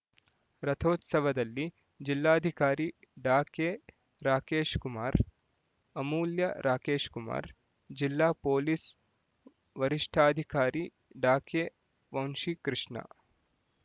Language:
Kannada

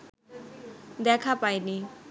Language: Bangla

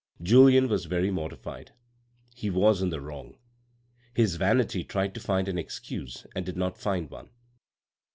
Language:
English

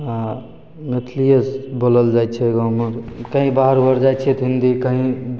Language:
Maithili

